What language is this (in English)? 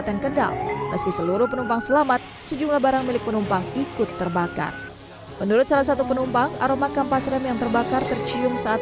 Indonesian